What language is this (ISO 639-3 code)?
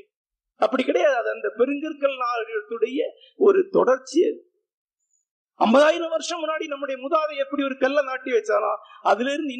tam